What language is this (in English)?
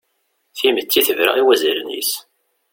Kabyle